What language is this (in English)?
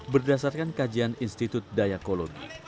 Indonesian